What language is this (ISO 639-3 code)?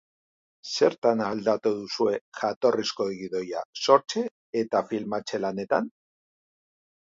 eus